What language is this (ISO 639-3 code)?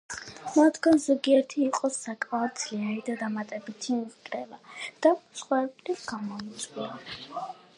kat